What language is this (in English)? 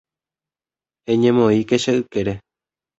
Guarani